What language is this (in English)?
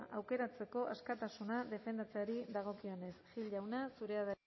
Basque